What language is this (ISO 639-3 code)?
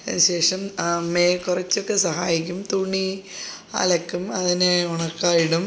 mal